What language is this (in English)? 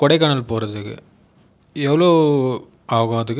Tamil